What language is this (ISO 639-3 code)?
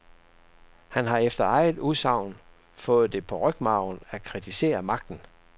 dan